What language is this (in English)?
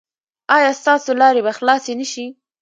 Pashto